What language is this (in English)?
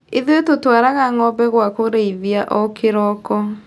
Kikuyu